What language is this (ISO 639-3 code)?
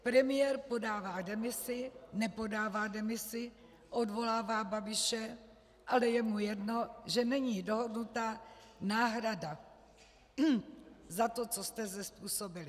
ces